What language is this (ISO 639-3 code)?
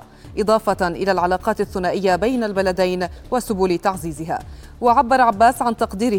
ara